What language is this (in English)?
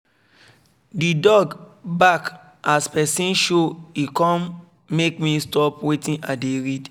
Nigerian Pidgin